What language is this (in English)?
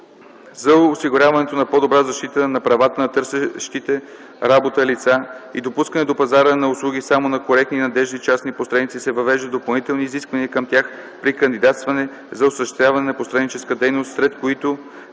Bulgarian